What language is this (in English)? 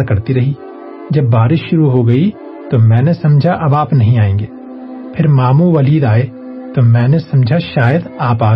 Urdu